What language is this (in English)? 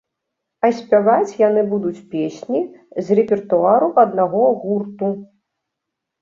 Belarusian